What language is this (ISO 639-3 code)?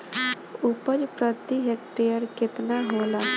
bho